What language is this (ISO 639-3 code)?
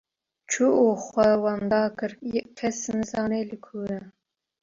kur